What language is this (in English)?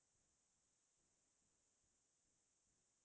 Assamese